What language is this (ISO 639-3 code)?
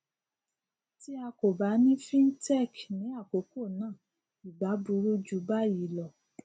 yor